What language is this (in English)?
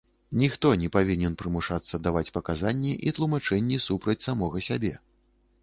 Belarusian